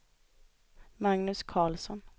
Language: Swedish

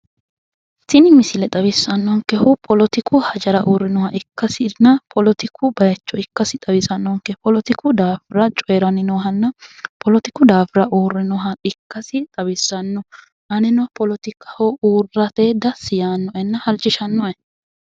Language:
Sidamo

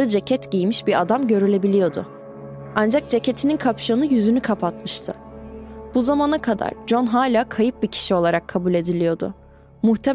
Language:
Turkish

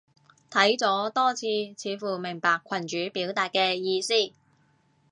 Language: Cantonese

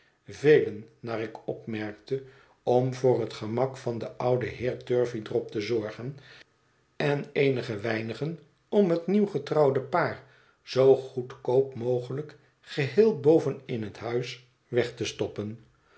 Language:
Dutch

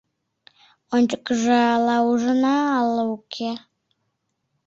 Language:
Mari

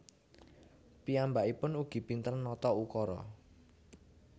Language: Javanese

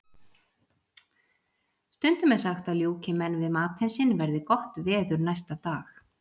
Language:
Icelandic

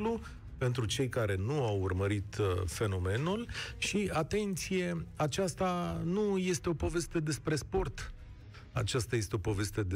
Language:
Romanian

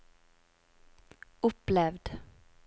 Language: Norwegian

